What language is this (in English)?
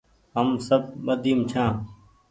Goaria